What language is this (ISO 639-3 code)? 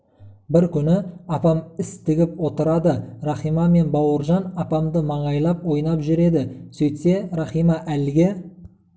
kaz